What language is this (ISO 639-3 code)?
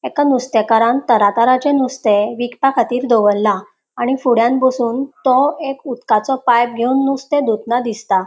kok